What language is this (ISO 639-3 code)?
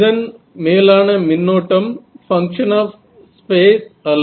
tam